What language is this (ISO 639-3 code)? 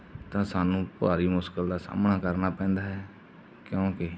pan